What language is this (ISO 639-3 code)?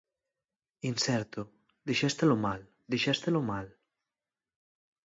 glg